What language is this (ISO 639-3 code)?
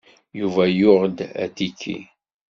kab